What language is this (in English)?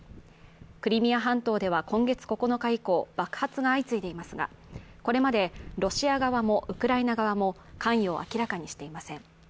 Japanese